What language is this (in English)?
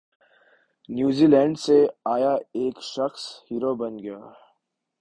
Urdu